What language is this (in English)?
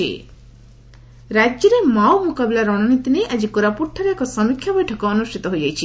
Odia